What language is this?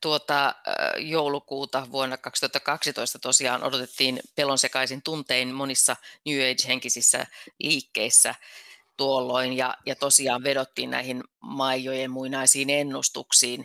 Finnish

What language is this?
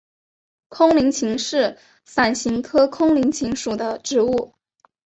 Chinese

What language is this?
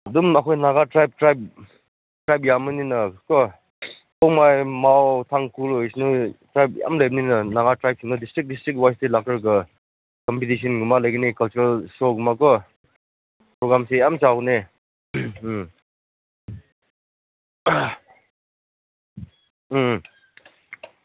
Manipuri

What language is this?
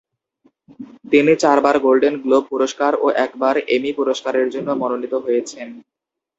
Bangla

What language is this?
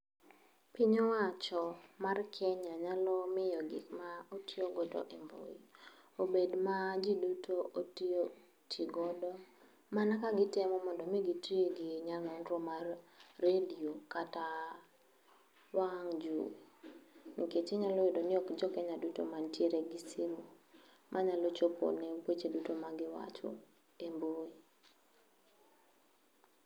Luo (Kenya and Tanzania)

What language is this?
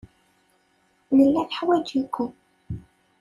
Kabyle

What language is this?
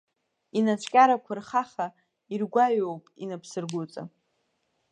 Abkhazian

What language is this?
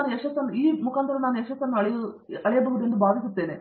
Kannada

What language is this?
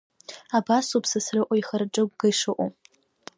Abkhazian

